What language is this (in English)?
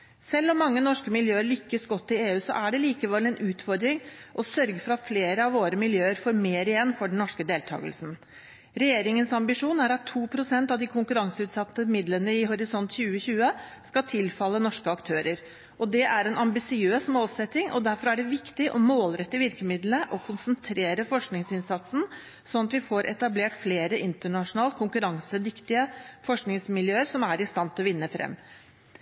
Norwegian Bokmål